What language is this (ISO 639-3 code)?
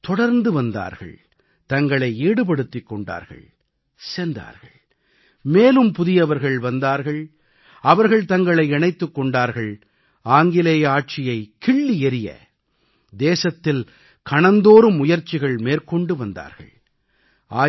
tam